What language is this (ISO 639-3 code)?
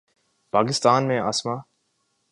urd